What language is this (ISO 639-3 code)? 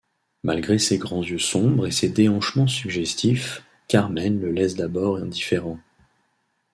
fra